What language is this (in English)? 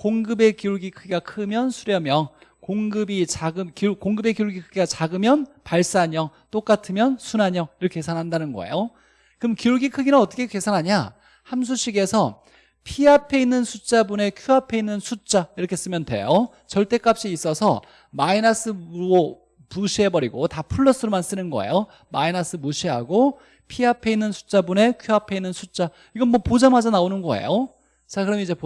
Korean